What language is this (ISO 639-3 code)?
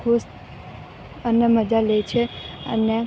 guj